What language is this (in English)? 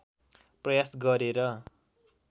Nepali